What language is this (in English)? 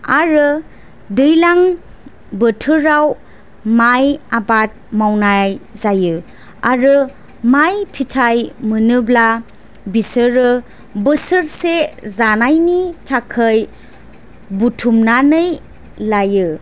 Bodo